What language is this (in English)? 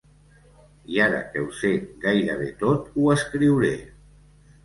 Catalan